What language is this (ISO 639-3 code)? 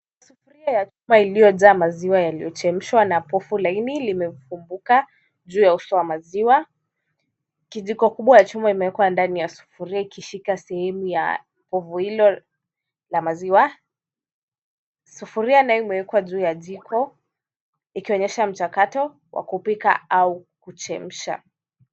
swa